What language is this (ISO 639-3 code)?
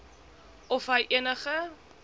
afr